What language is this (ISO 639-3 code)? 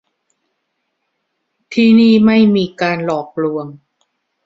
tha